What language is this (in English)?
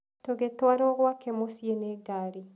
Kikuyu